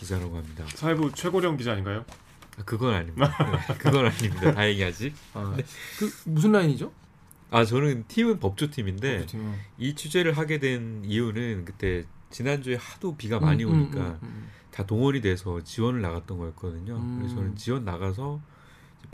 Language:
Korean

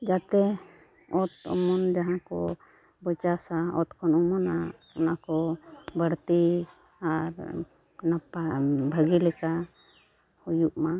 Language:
Santali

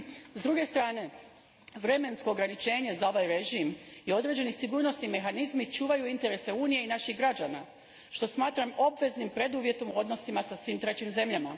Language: Croatian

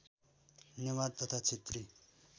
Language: Nepali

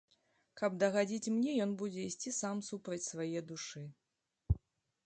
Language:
Belarusian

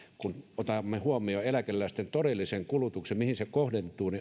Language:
Finnish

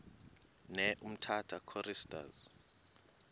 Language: Xhosa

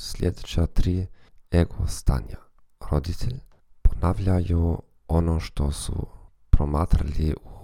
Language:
Croatian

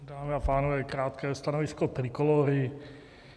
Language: Czech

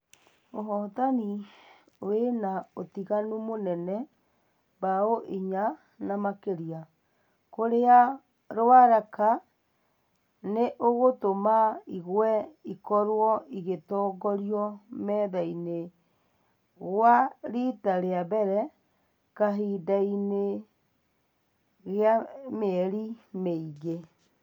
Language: Kikuyu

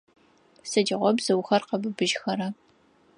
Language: Adyghe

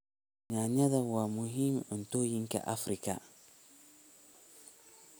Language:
Somali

